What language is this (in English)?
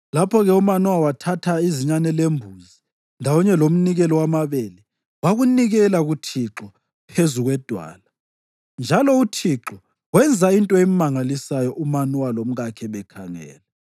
North Ndebele